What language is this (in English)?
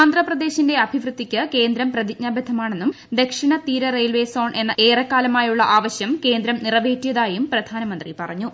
Malayalam